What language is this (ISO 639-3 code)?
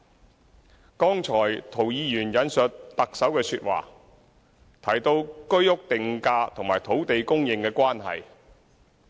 yue